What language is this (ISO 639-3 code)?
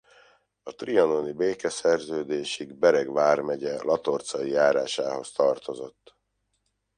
hun